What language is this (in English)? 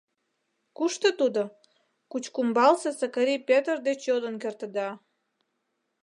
Mari